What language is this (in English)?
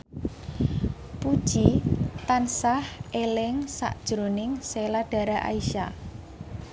Javanese